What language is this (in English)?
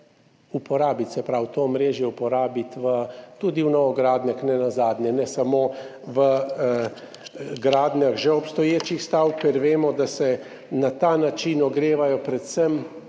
Slovenian